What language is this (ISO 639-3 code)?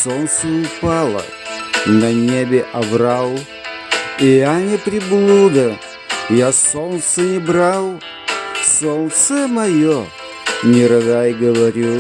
rus